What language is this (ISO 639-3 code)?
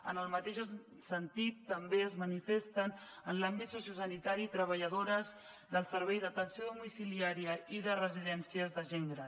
cat